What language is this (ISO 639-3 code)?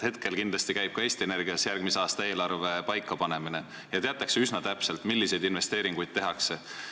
est